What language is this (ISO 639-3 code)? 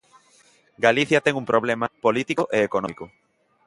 glg